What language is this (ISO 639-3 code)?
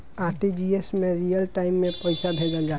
bho